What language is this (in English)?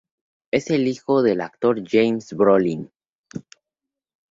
Spanish